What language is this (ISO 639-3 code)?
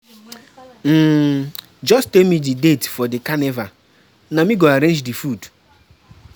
pcm